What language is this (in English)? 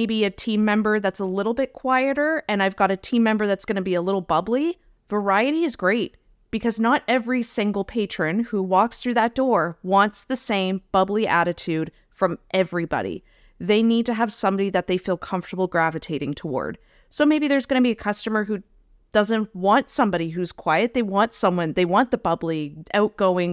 English